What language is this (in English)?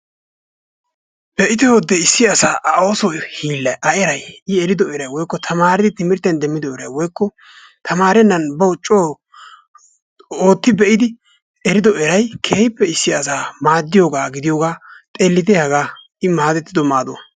Wolaytta